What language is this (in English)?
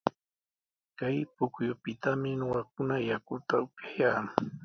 Sihuas Ancash Quechua